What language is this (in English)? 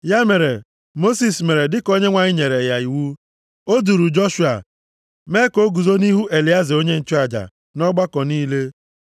Igbo